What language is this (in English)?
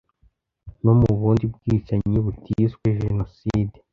Kinyarwanda